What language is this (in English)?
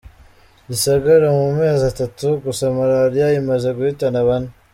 Kinyarwanda